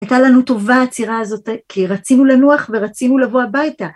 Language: Hebrew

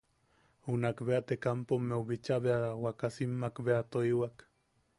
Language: Yaqui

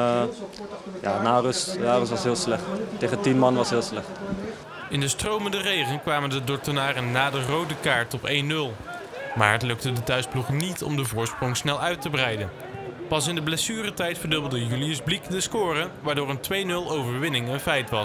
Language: Dutch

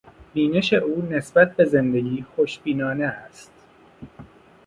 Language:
Persian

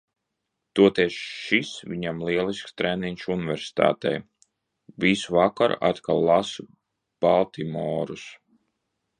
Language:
Latvian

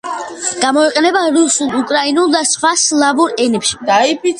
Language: Georgian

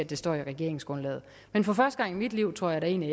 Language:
Danish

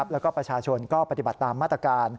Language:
Thai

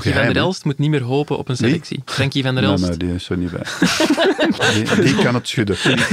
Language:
Dutch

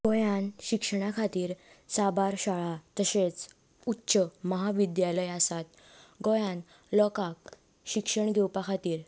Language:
Konkani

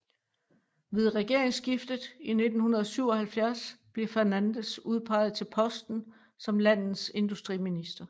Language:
Danish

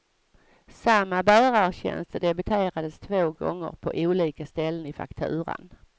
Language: Swedish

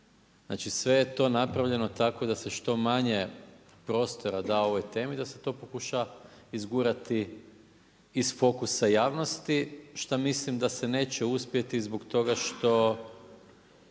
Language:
Croatian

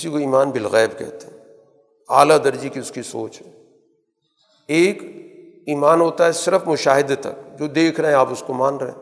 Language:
Urdu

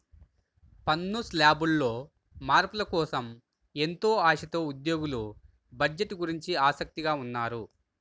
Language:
Telugu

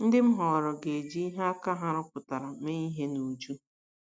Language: Igbo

